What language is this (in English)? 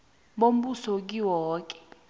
South Ndebele